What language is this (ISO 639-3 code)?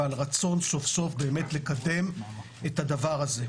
heb